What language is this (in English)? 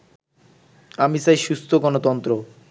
Bangla